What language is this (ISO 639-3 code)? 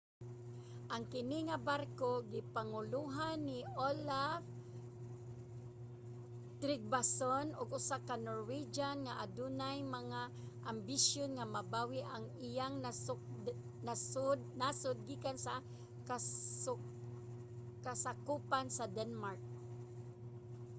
ceb